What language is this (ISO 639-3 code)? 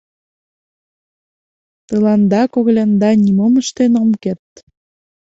chm